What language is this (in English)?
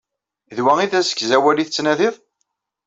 Kabyle